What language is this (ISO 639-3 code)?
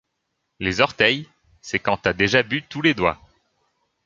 fra